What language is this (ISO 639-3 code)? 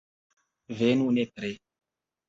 epo